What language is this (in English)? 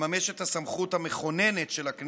Hebrew